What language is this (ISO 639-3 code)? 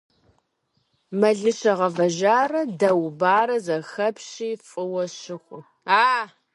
kbd